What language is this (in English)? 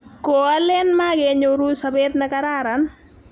Kalenjin